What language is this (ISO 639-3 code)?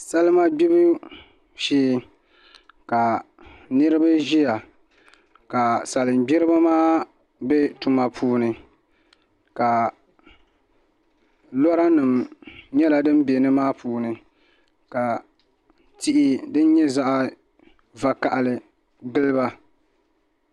dag